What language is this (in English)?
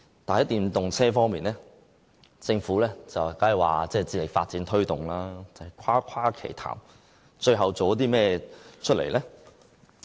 Cantonese